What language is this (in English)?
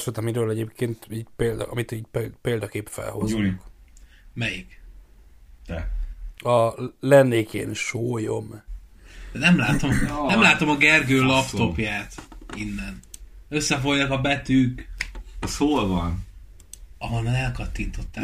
Hungarian